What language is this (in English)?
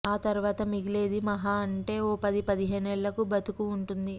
Telugu